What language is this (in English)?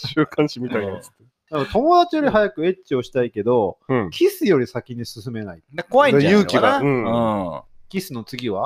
Japanese